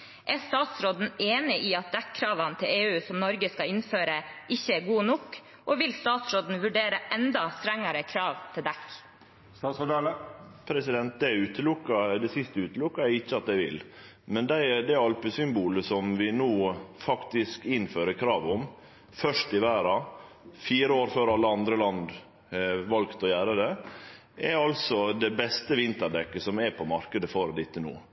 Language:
Norwegian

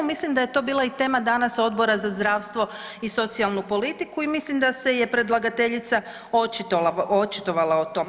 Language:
Croatian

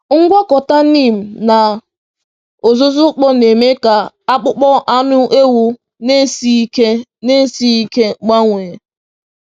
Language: Igbo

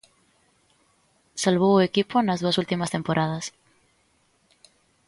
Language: Galician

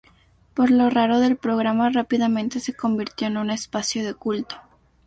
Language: Spanish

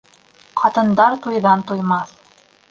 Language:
Bashkir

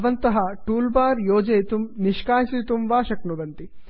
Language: Sanskrit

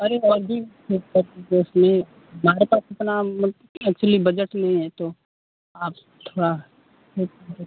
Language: Hindi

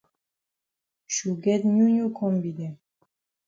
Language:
Cameroon Pidgin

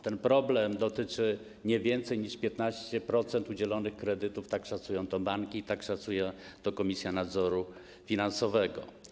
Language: Polish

